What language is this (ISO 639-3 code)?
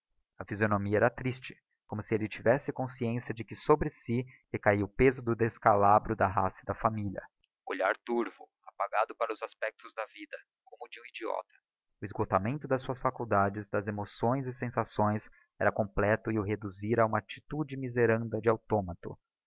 por